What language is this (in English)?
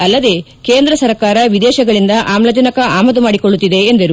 Kannada